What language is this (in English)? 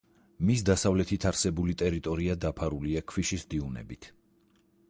Georgian